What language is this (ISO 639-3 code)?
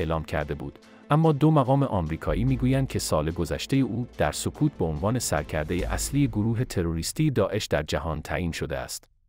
fas